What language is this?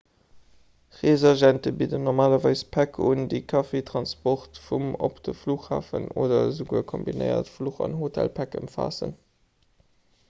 Luxembourgish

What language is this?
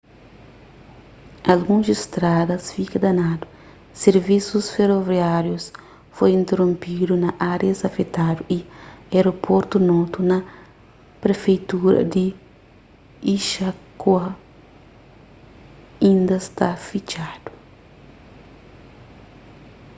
Kabuverdianu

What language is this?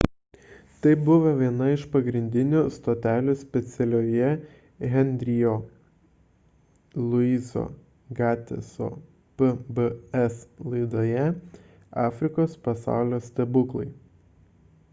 Lithuanian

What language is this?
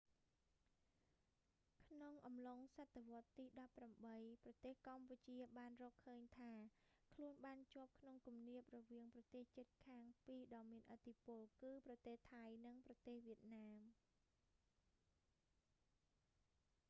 Khmer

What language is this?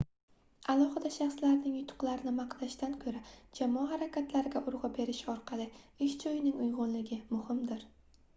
Uzbek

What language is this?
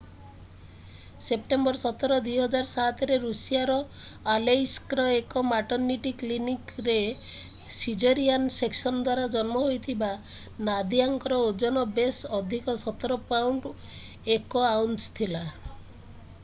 Odia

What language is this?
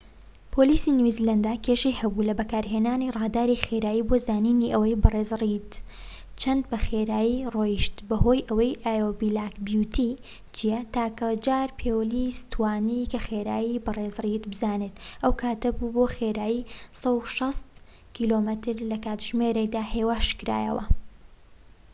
Central Kurdish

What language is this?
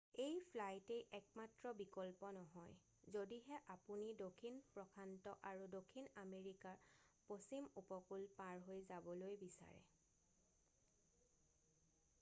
Assamese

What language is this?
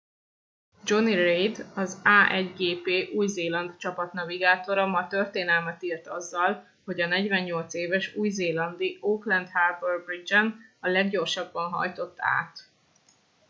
Hungarian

